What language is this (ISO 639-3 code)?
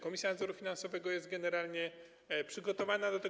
pol